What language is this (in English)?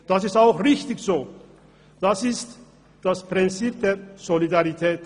Swiss German